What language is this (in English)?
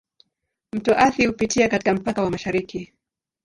Swahili